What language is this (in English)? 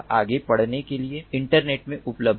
Hindi